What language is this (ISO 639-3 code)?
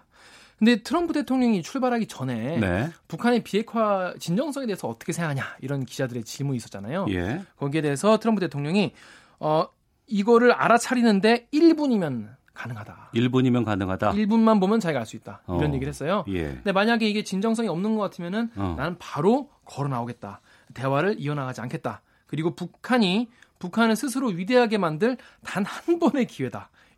kor